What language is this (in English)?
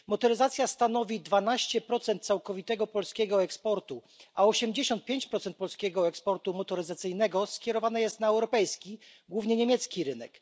Polish